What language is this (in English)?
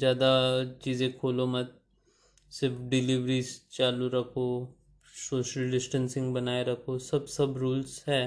Hindi